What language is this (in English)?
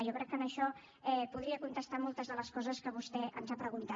Catalan